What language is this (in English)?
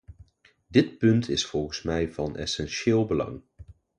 Dutch